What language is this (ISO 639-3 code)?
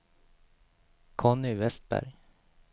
swe